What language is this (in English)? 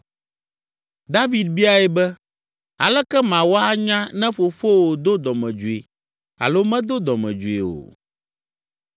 Ewe